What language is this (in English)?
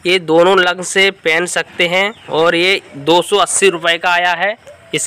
Hindi